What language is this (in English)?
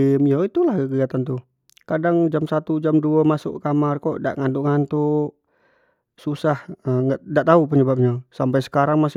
Jambi Malay